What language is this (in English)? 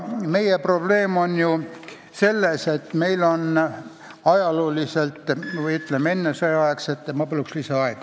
Estonian